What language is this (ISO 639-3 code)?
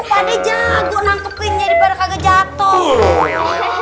ind